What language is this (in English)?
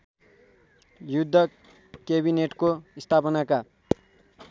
Nepali